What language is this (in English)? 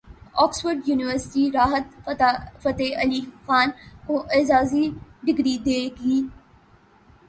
Urdu